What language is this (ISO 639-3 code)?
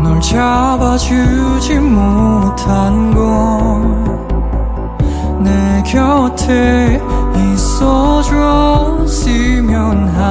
kor